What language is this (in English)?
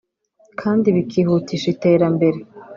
Kinyarwanda